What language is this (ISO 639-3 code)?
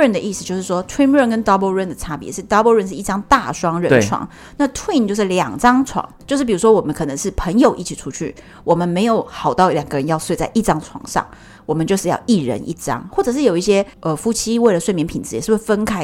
zho